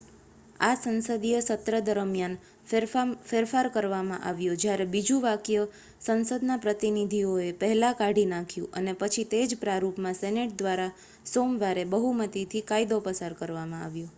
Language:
Gujarati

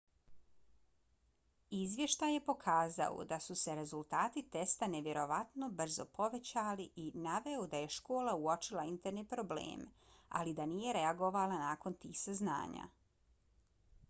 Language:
Bosnian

